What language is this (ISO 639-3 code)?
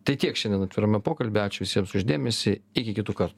lit